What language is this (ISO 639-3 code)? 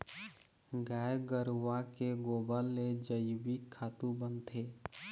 hne